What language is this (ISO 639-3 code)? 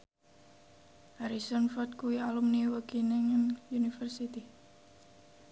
jav